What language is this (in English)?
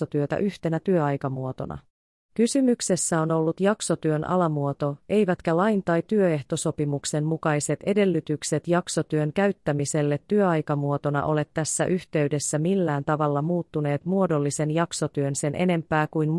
Finnish